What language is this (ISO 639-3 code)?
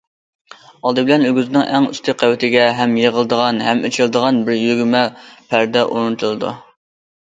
uig